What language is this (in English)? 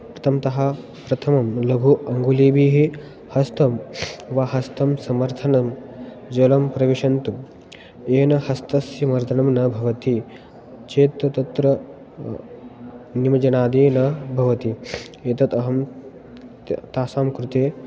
Sanskrit